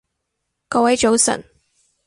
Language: Cantonese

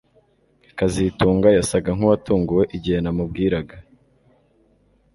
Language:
Kinyarwanda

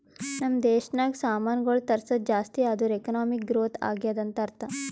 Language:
Kannada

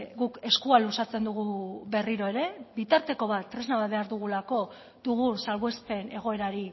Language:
Basque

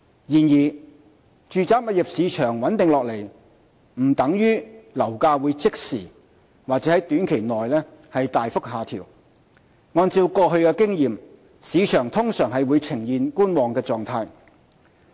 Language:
Cantonese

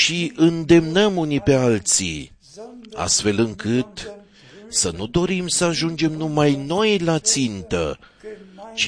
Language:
Romanian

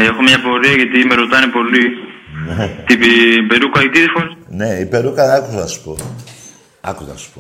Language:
Greek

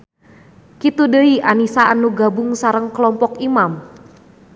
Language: Sundanese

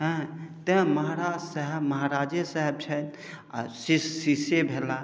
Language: Maithili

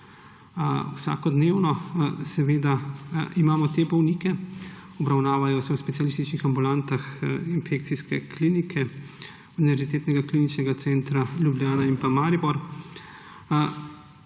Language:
Slovenian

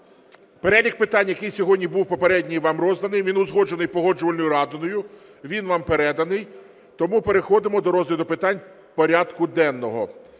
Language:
Ukrainian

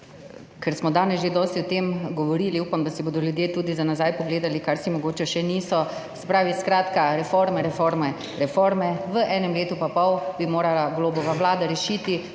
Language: Slovenian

